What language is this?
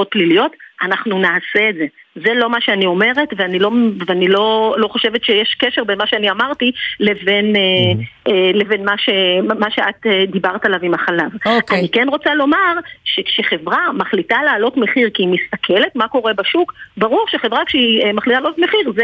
Hebrew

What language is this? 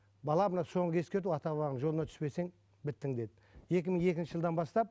Kazakh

